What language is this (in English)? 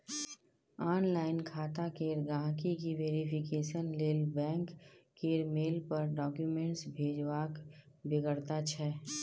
Maithili